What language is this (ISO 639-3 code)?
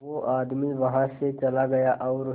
hin